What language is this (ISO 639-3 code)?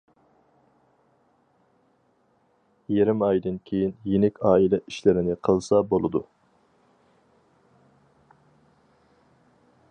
uig